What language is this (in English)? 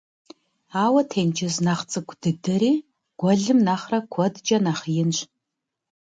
Kabardian